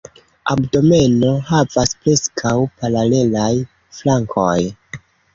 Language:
Esperanto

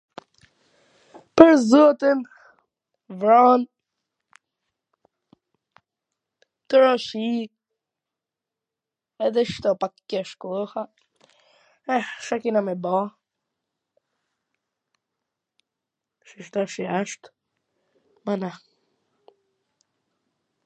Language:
Gheg Albanian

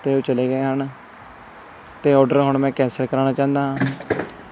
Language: Punjabi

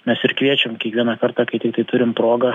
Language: Lithuanian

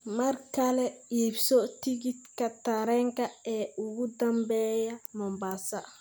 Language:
Somali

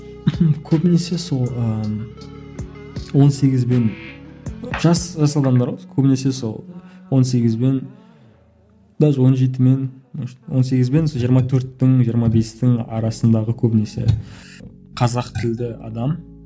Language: Kazakh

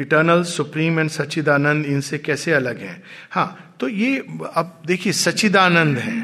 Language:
Hindi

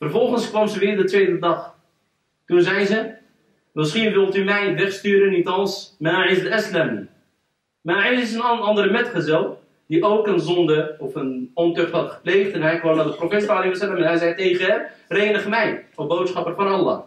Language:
Dutch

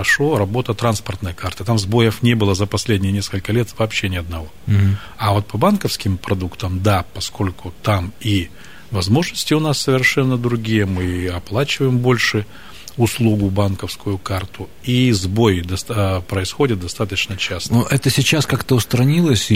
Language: Russian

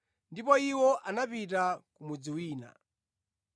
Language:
Nyanja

